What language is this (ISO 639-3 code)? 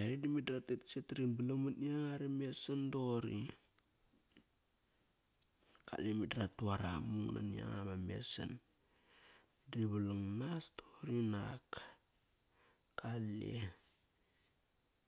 ckr